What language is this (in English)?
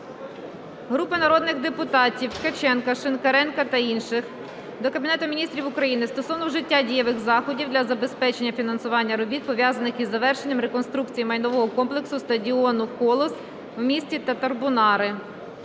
Ukrainian